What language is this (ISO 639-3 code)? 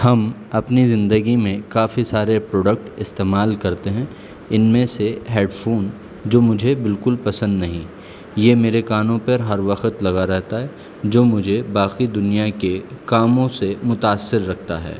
urd